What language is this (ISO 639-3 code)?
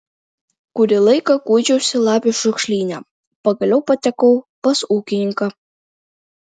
lit